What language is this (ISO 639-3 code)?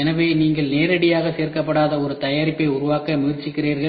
tam